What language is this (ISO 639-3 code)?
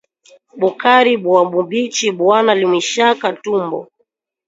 swa